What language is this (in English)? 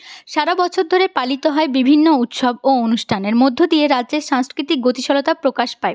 Bangla